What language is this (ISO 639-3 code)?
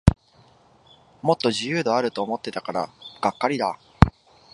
jpn